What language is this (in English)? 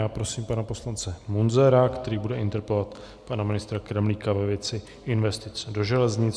Czech